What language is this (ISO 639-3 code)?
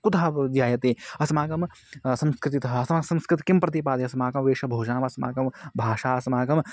san